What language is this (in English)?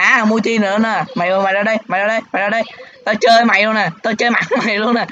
Vietnamese